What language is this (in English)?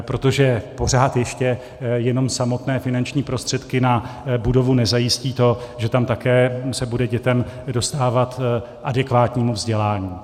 Czech